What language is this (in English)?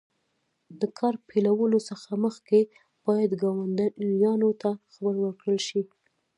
Pashto